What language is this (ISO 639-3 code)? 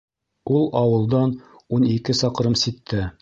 bak